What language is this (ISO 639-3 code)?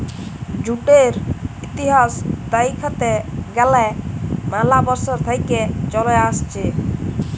ben